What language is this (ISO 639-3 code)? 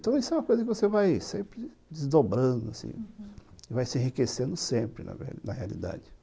por